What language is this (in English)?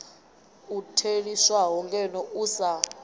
Venda